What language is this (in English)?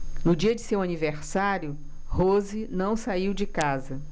Portuguese